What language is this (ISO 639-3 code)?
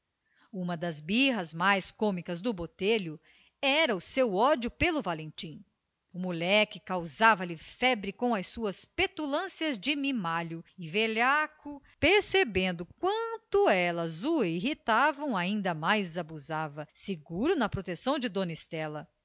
por